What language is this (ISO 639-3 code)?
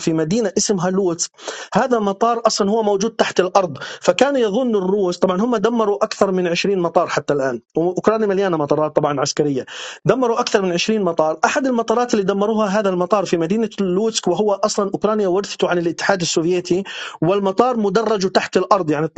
ara